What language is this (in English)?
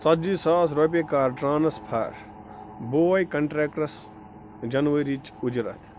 Kashmiri